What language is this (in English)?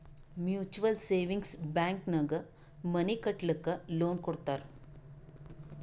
Kannada